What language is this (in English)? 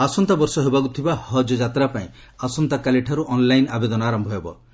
Odia